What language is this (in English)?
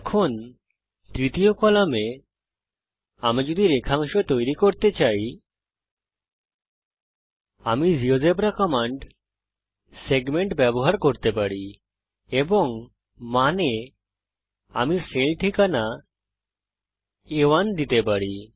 Bangla